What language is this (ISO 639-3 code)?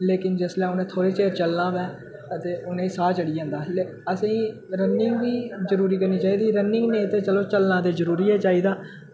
doi